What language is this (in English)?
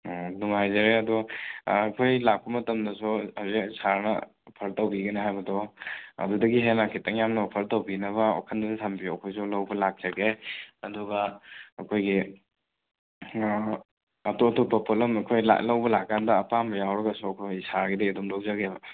Manipuri